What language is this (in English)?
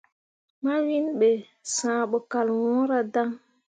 Mundang